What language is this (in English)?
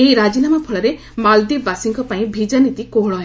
Odia